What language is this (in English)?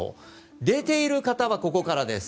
Japanese